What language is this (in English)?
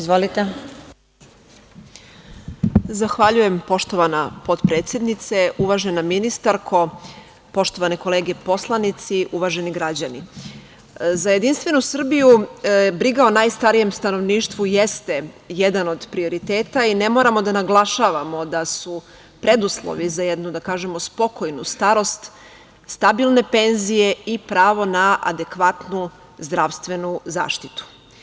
Serbian